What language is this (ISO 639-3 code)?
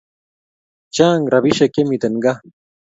kln